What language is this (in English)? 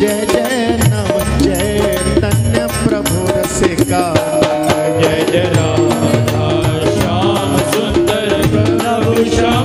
Marathi